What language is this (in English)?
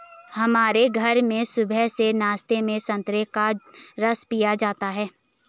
Hindi